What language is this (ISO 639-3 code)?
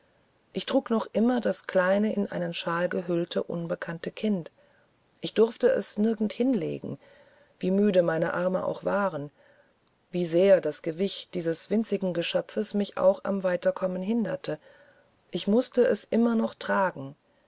deu